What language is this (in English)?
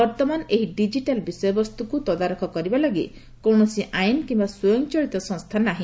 Odia